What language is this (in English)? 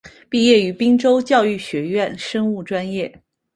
Chinese